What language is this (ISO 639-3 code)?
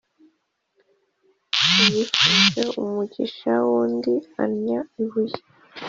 kin